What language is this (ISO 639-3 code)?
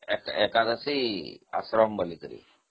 ori